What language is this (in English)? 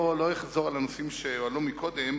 Hebrew